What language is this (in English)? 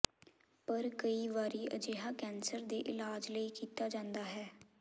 Punjabi